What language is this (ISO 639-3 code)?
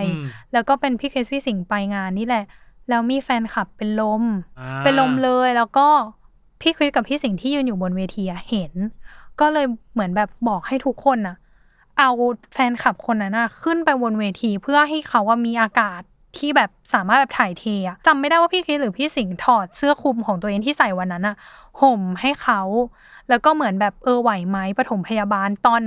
tha